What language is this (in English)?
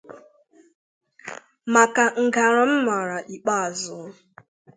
Igbo